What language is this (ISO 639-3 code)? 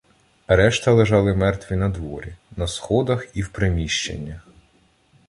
ukr